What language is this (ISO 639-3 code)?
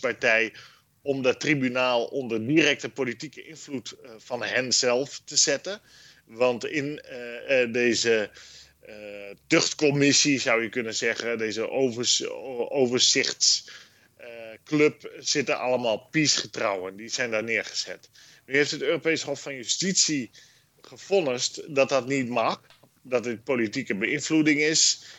nld